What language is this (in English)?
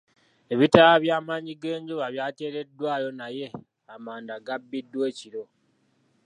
Ganda